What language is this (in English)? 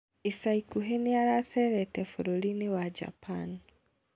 Kikuyu